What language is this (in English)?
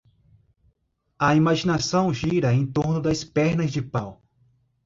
Portuguese